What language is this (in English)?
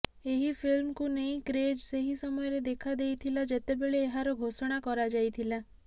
Odia